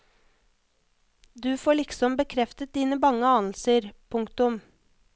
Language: Norwegian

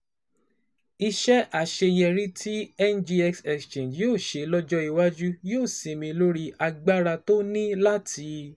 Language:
Yoruba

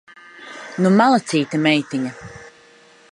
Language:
Latvian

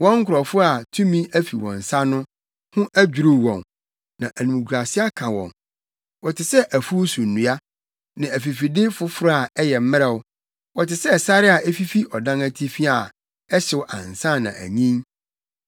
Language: Akan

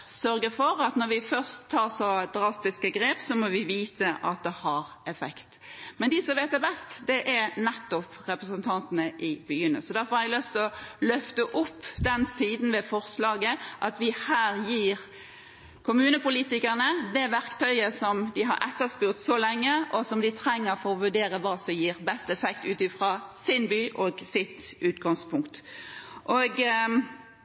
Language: Norwegian Bokmål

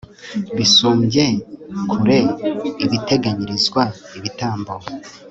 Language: Kinyarwanda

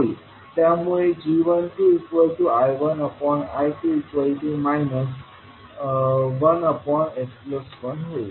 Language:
Marathi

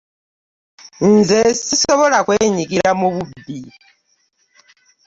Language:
Ganda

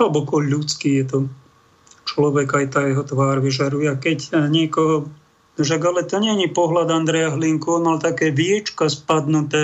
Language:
Slovak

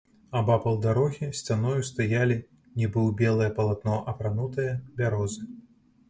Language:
Belarusian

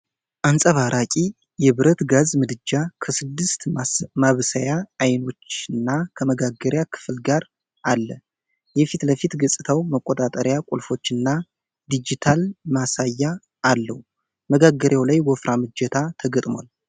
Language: Amharic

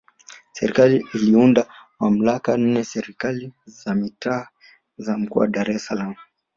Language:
Swahili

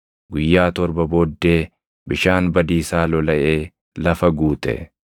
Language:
Oromo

